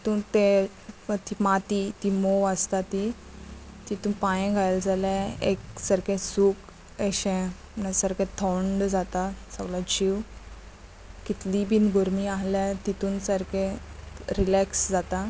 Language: Konkani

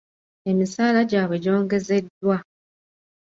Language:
Ganda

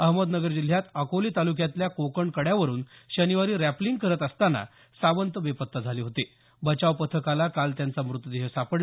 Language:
Marathi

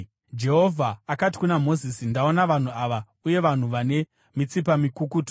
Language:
Shona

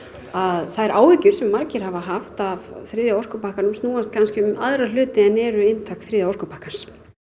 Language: Icelandic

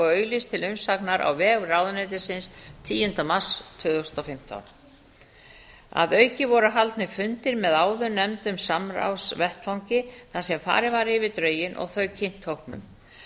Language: Icelandic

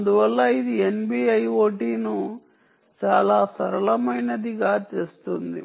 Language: Telugu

